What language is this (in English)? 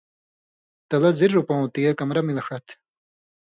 Indus Kohistani